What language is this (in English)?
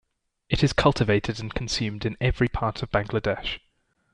English